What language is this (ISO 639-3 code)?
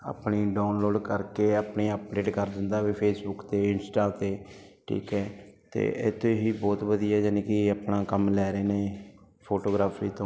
pan